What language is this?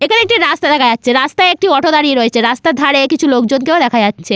Bangla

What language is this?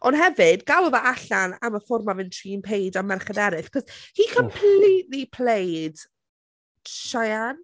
Welsh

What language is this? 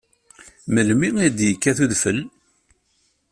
Kabyle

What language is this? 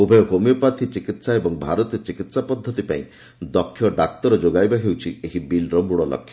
Odia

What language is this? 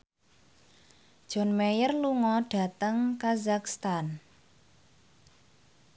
Javanese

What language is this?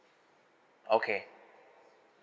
English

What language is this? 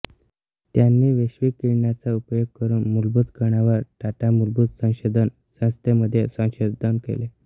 Marathi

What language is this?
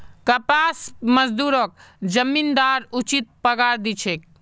Magahi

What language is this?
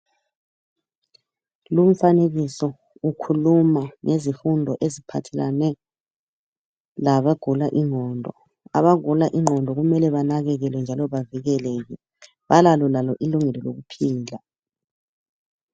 North Ndebele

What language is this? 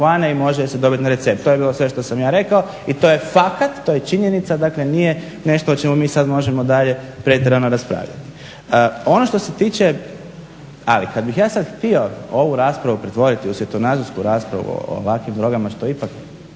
Croatian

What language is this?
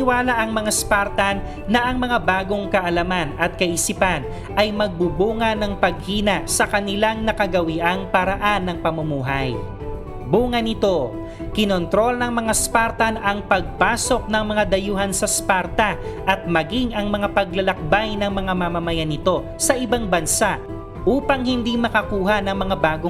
Filipino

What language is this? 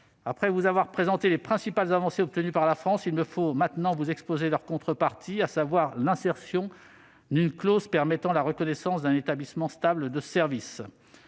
French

